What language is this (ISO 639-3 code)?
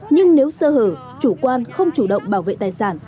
vie